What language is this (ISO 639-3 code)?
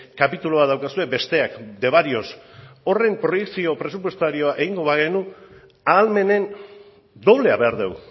eus